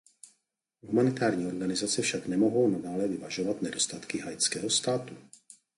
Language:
Czech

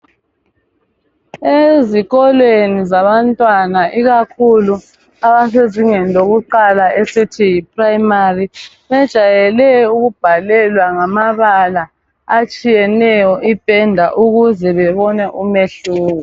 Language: North Ndebele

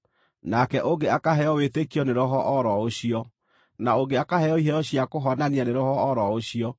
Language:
Kikuyu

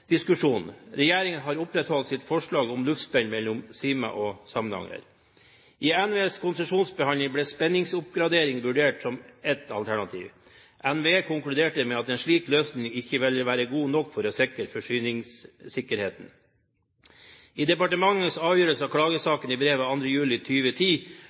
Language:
Norwegian Bokmål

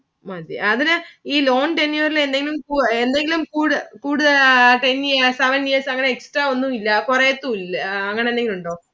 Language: Malayalam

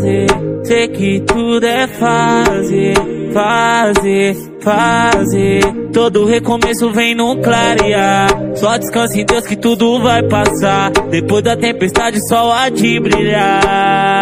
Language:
Romanian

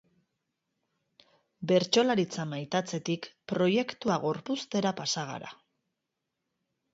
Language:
Basque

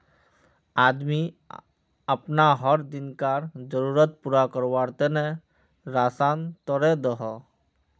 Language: Magahi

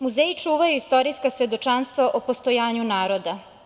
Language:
Serbian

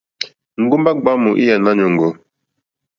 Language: Mokpwe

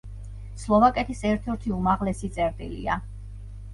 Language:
Georgian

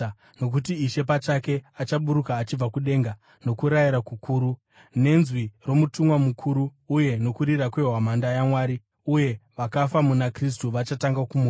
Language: Shona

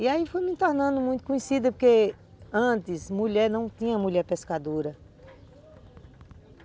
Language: Portuguese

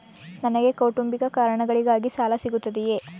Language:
Kannada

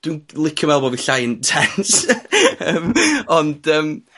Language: Welsh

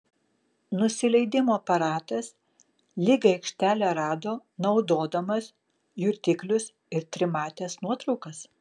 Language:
Lithuanian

